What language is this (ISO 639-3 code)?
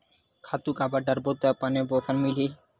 hne